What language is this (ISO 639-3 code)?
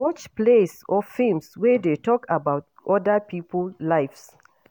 pcm